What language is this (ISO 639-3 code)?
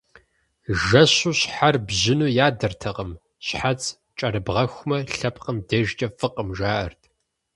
kbd